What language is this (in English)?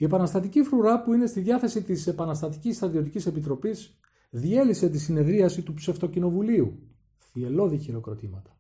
Greek